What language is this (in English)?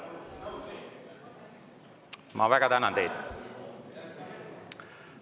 Estonian